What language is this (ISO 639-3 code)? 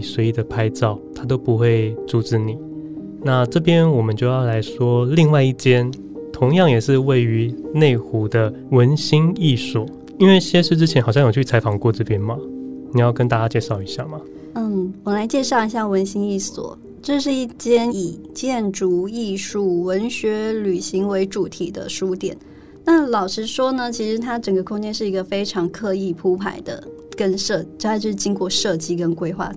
zho